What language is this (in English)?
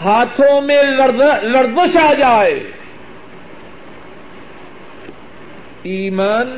Urdu